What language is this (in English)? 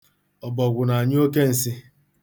Igbo